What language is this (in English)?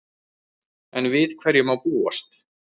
Icelandic